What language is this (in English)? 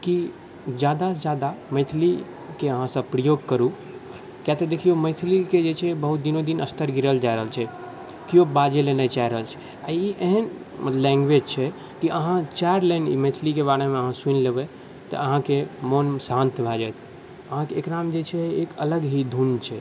Maithili